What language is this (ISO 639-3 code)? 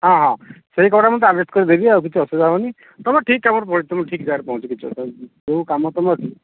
ori